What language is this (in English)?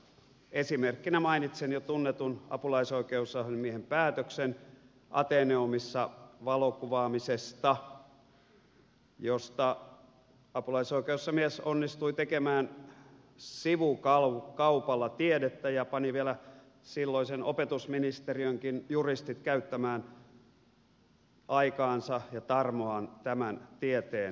Finnish